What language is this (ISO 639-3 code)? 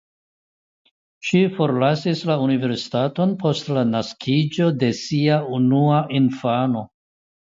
epo